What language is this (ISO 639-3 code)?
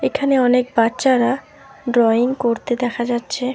ben